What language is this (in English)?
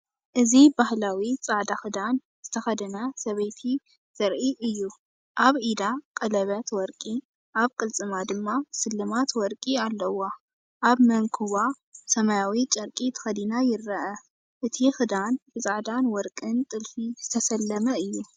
Tigrinya